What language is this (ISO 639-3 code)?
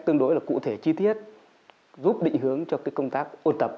vie